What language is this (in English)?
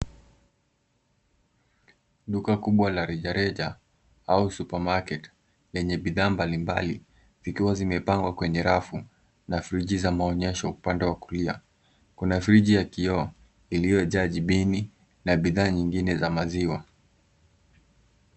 Swahili